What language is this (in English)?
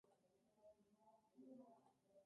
Spanish